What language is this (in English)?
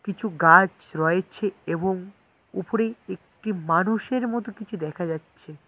Bangla